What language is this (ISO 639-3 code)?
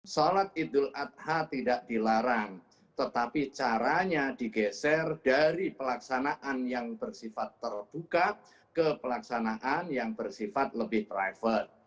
ind